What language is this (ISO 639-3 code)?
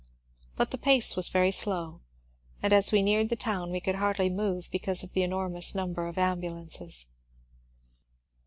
eng